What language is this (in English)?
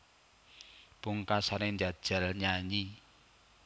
Javanese